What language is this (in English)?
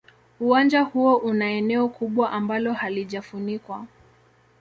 Swahili